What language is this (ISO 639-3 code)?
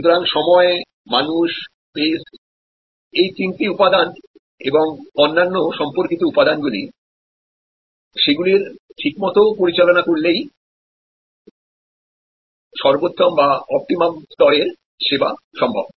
ben